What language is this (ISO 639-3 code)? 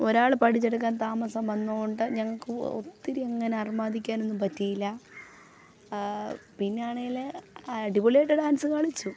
mal